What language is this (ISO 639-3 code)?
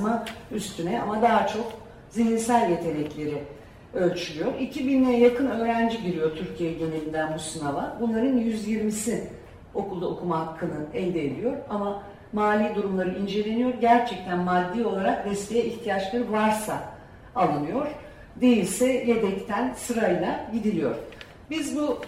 tur